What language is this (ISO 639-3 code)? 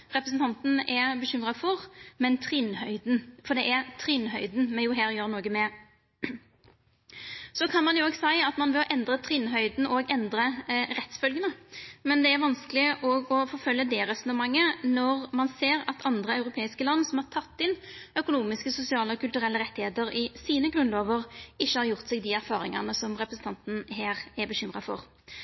nno